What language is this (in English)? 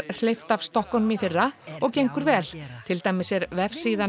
Icelandic